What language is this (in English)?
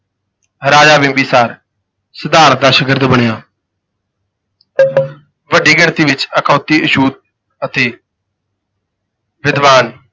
Punjabi